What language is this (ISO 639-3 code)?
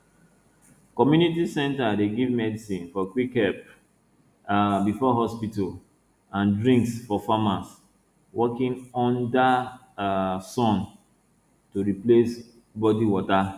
pcm